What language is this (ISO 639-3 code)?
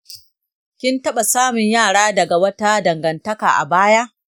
hau